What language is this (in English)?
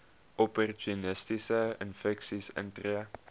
Afrikaans